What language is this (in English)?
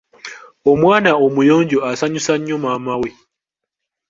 Ganda